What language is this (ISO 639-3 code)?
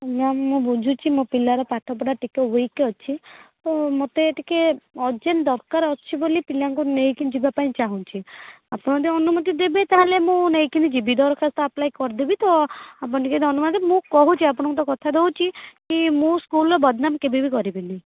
ori